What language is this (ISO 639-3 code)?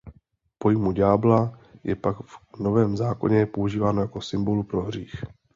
ces